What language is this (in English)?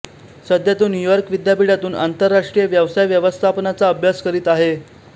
Marathi